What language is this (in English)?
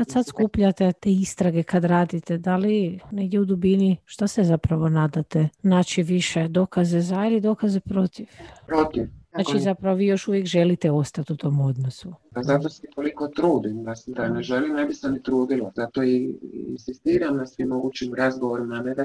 Croatian